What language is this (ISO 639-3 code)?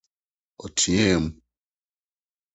aka